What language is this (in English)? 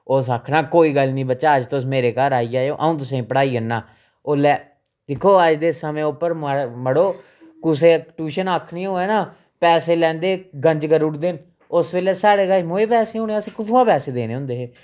Dogri